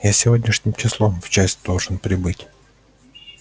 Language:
Russian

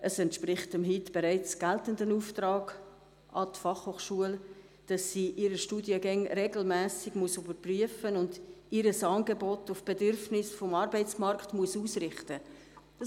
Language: Swiss German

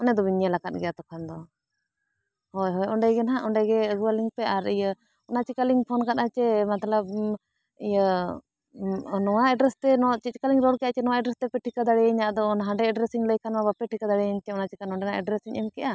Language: Santali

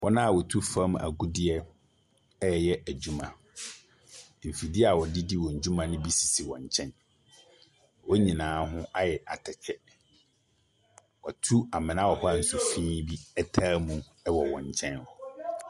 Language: Akan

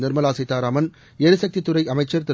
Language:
Tamil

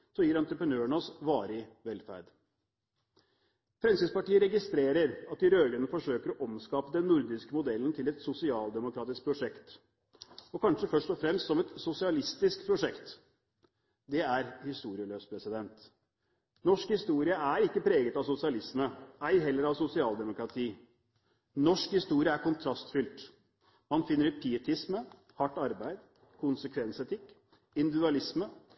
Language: Norwegian Bokmål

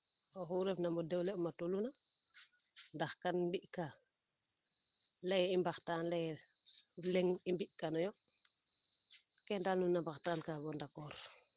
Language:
Serer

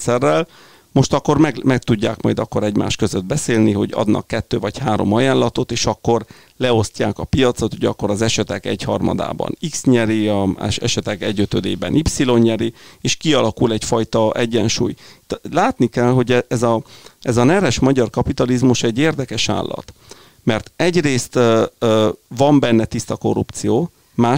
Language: Hungarian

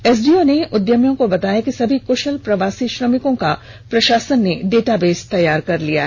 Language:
Hindi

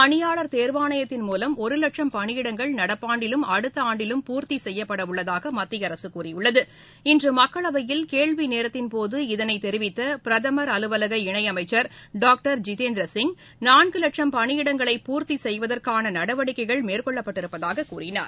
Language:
Tamil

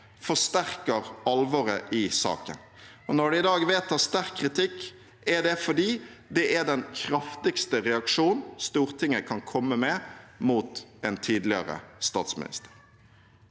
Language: Norwegian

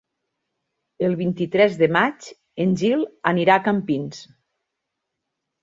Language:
Catalan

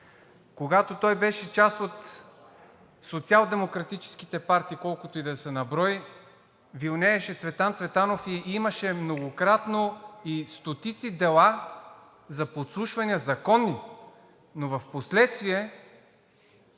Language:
Bulgarian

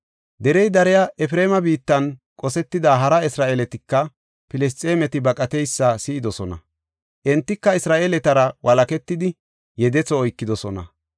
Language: Gofa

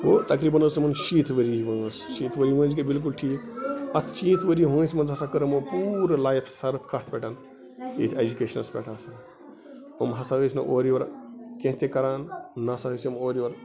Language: Kashmiri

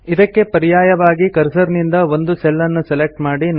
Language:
Kannada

